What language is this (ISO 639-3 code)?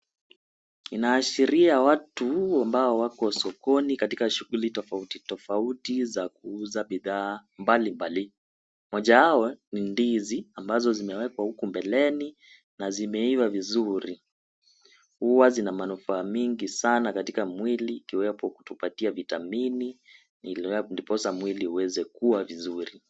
swa